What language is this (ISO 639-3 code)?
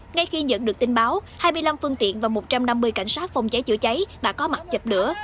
vie